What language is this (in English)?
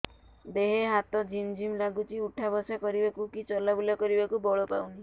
Odia